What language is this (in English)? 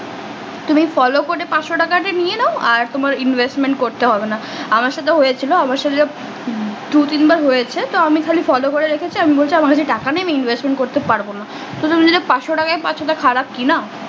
Bangla